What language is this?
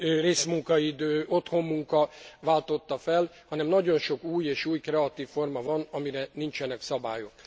Hungarian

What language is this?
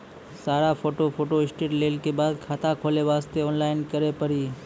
Maithili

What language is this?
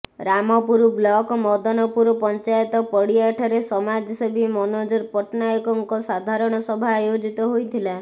Odia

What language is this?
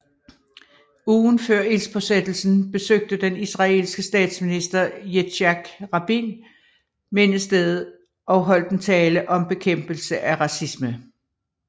Danish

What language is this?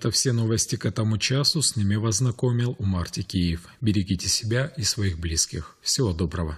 Russian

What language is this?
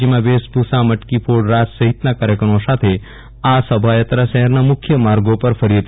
Gujarati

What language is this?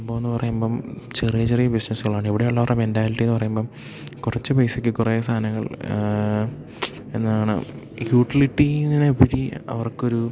Malayalam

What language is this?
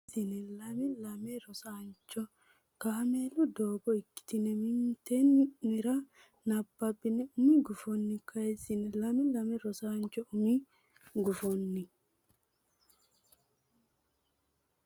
Sidamo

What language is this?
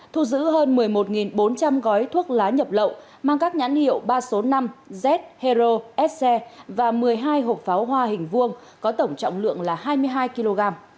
Vietnamese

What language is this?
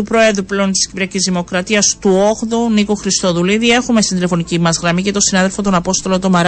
Greek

